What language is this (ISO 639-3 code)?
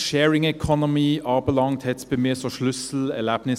gsw